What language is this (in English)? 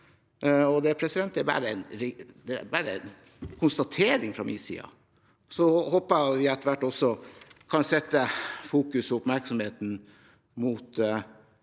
Norwegian